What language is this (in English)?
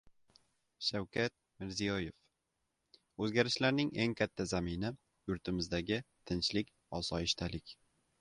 Uzbek